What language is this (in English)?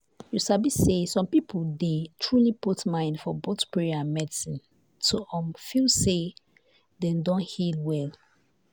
Nigerian Pidgin